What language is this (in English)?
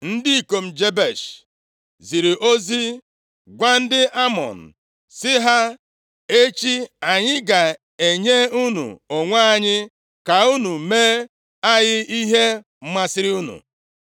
Igbo